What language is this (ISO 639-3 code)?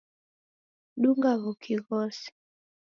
dav